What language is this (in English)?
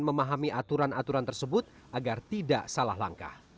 Indonesian